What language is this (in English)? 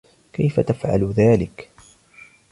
Arabic